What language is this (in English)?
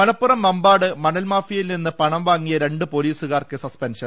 Malayalam